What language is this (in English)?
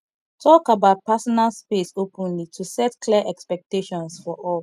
Nigerian Pidgin